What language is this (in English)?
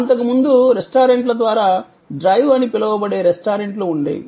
Telugu